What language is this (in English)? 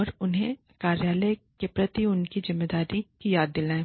Hindi